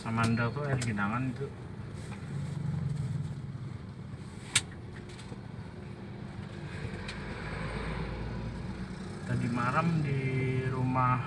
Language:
Indonesian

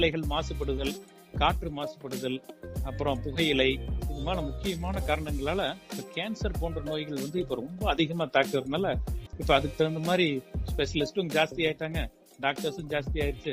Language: Tamil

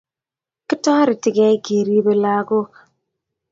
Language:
Kalenjin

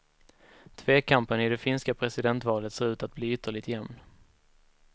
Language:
Swedish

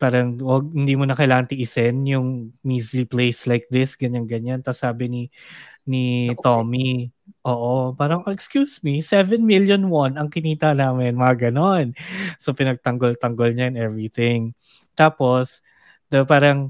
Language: Filipino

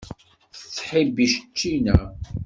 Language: Kabyle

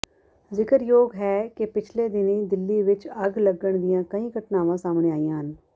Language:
Punjabi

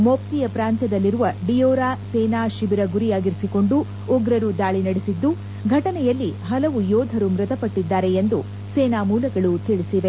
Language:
Kannada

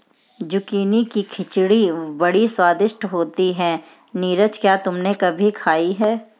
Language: Hindi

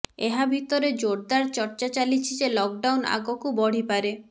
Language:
Odia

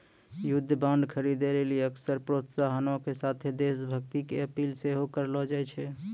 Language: Maithili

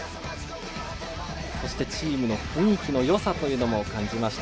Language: Japanese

